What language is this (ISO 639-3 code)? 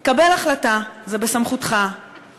heb